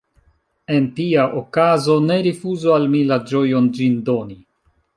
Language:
Esperanto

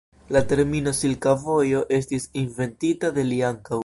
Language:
Esperanto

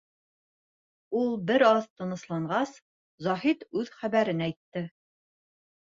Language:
Bashkir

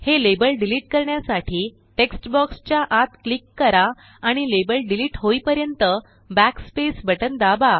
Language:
Marathi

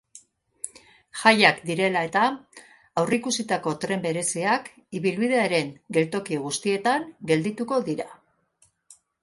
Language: Basque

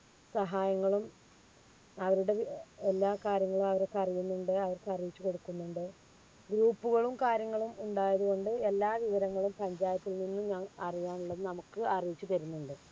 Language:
Malayalam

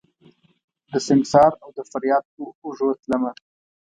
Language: Pashto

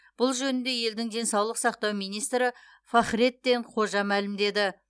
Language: Kazakh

